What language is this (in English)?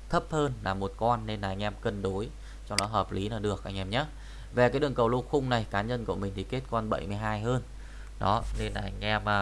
Vietnamese